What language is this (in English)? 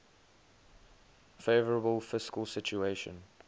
English